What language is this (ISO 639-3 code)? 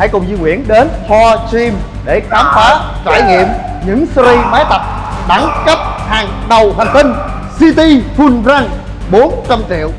vie